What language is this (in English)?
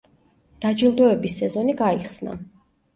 Georgian